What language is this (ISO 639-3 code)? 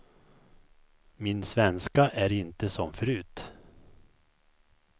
swe